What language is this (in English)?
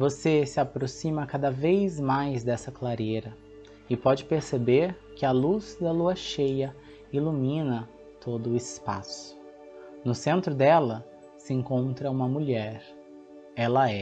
Portuguese